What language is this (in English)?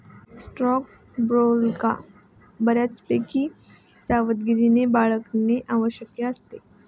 Marathi